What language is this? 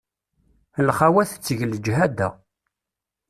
Kabyle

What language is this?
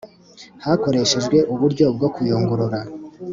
Kinyarwanda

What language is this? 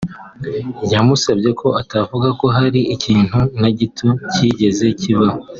Kinyarwanda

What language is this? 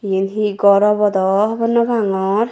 Chakma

